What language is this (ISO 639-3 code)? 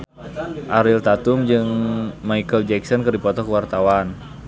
sun